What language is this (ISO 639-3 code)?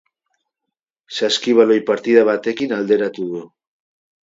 eus